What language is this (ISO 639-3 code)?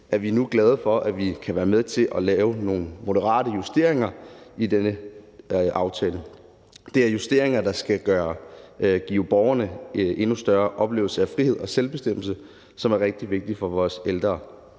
dan